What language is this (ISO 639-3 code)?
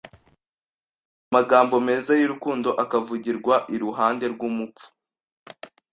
kin